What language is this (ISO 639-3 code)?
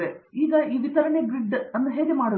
kan